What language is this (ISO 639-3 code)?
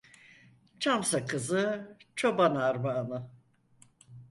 tur